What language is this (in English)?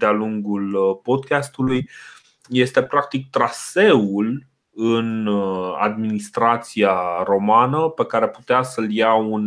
Romanian